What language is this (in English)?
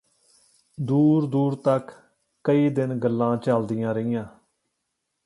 Punjabi